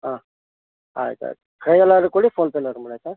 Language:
Kannada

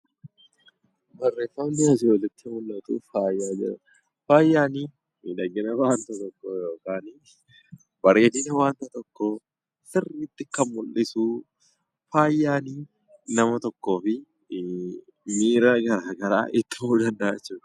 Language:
Oromo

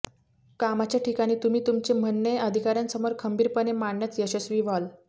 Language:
Marathi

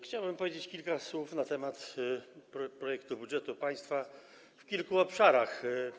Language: Polish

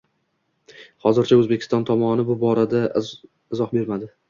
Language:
Uzbek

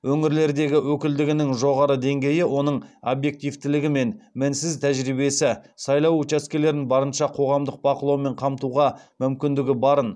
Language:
Kazakh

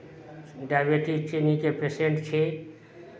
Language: Maithili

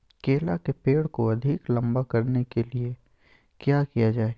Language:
Magahi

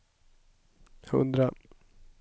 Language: Swedish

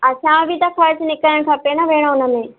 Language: Sindhi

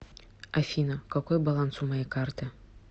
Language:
Russian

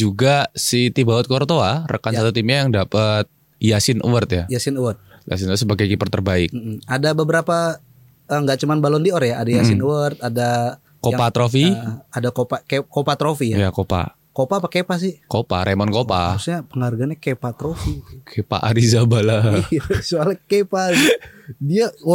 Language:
Indonesian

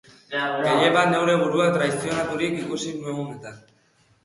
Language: Basque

